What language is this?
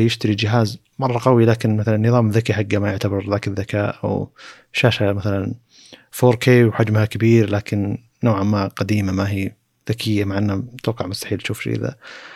Arabic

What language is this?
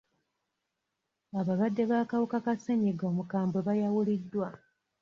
Ganda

